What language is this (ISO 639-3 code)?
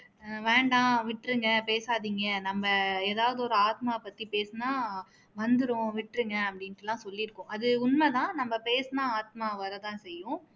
tam